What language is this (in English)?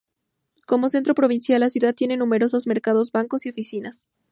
Spanish